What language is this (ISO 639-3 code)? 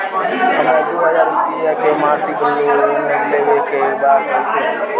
bho